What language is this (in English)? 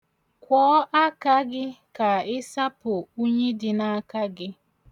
Igbo